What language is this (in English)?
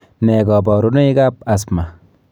Kalenjin